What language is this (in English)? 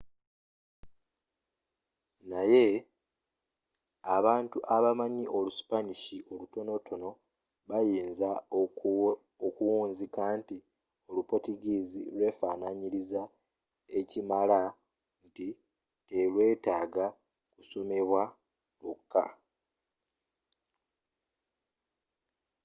Ganda